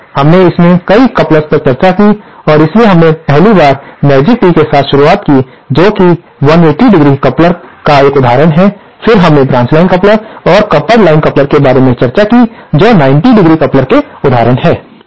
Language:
Hindi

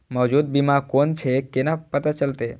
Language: Maithili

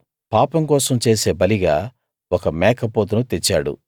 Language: Telugu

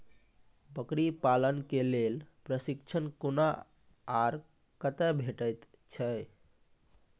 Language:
Maithili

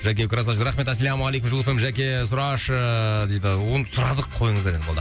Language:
Kazakh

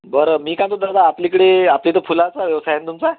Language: Marathi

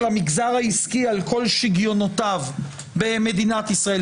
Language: Hebrew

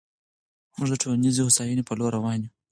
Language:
Pashto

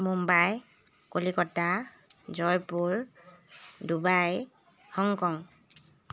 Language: Assamese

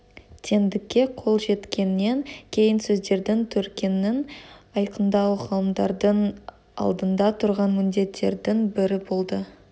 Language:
Kazakh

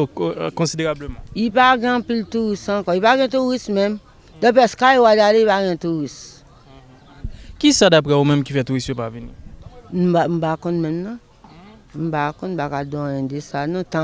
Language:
French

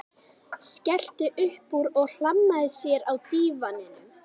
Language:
Icelandic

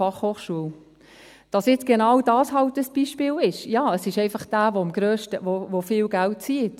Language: Swiss German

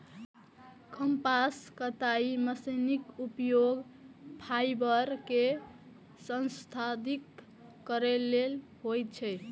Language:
Maithili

